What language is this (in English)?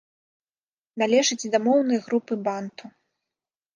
Belarusian